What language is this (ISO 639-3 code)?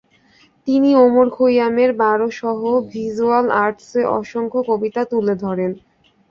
ben